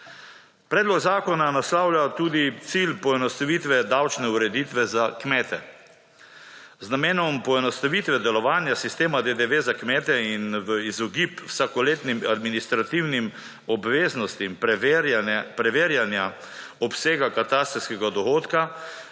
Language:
Slovenian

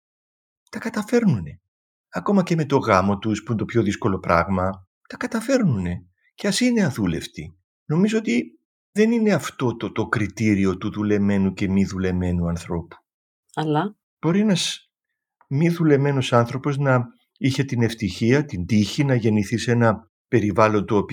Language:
Greek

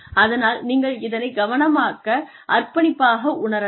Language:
Tamil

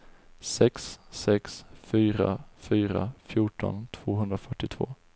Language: Swedish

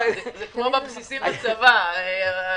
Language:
Hebrew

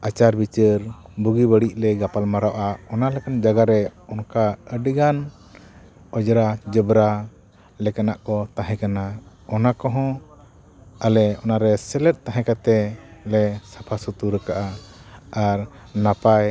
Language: Santali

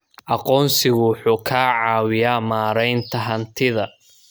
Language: Somali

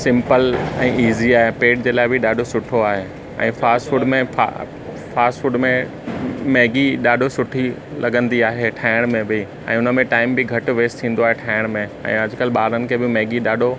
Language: Sindhi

